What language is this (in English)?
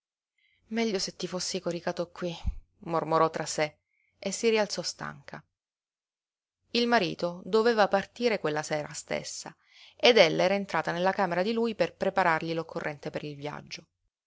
Italian